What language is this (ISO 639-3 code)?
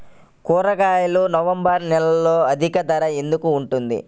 tel